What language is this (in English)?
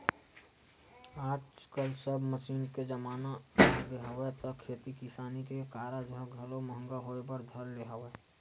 Chhattisgarhi